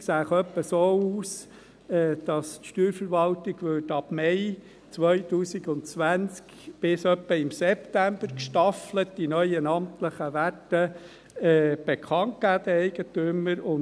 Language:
Swiss German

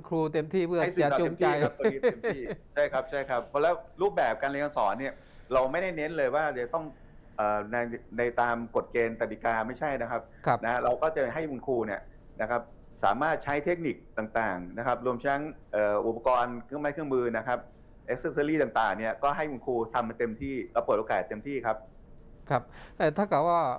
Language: Thai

